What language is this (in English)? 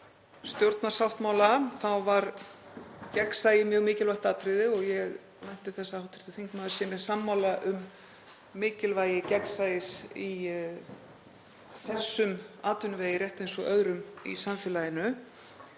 Icelandic